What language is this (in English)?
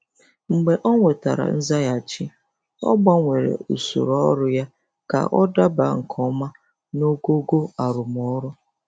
Igbo